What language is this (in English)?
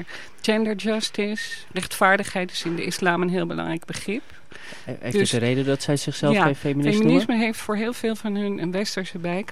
Dutch